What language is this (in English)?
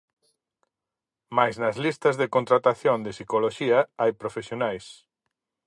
Galician